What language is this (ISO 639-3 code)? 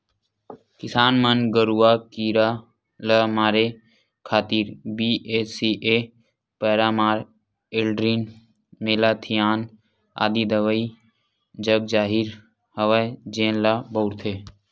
hne